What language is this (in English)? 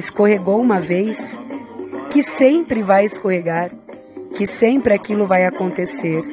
Portuguese